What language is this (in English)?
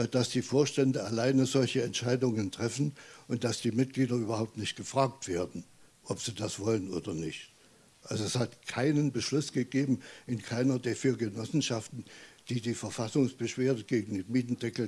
German